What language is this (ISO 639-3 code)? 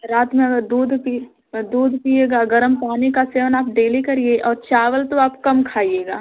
hin